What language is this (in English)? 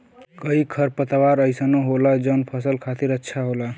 Bhojpuri